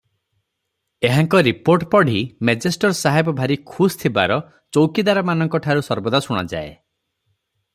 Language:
Odia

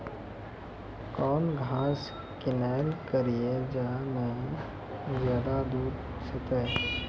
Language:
Maithili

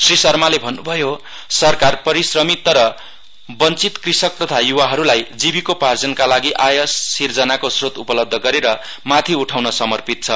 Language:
Nepali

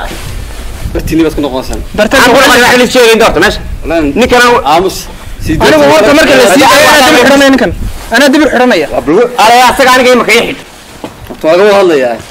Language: Arabic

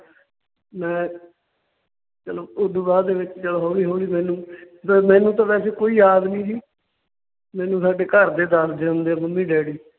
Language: Punjabi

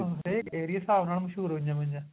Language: Punjabi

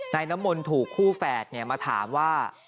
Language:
Thai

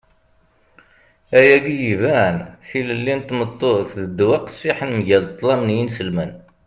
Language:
Kabyle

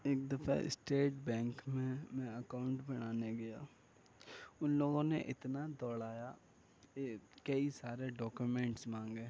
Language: Urdu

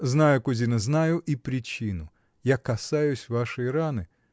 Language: Russian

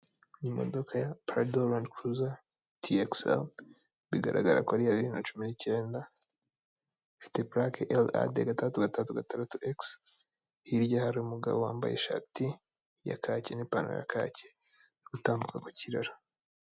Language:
Kinyarwanda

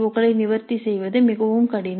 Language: Tamil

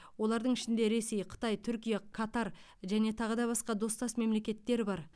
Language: Kazakh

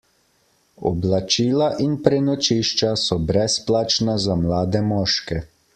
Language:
Slovenian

